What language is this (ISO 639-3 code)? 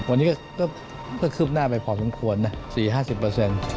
tha